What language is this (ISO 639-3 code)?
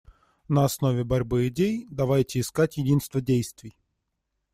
rus